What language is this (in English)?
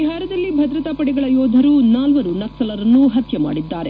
Kannada